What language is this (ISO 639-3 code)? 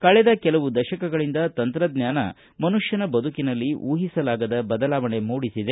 kan